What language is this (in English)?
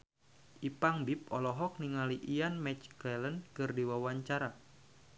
Sundanese